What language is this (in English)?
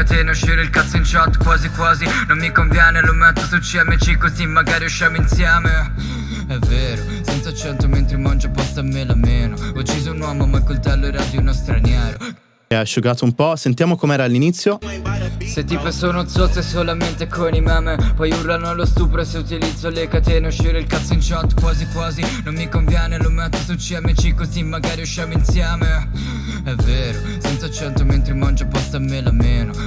Italian